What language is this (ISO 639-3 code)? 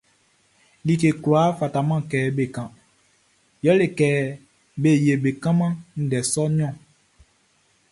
bci